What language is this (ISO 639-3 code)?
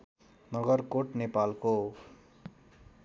nep